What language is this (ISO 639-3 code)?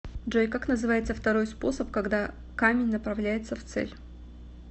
rus